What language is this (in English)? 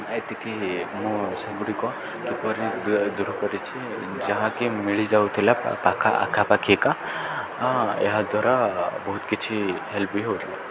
Odia